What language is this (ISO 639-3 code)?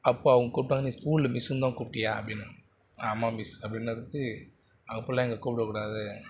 tam